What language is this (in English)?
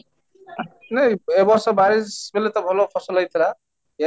Odia